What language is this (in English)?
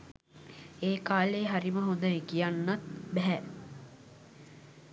Sinhala